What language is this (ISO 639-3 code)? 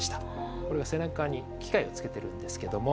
jpn